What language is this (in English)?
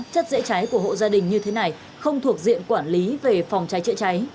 Vietnamese